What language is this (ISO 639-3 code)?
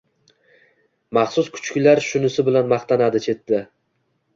uzb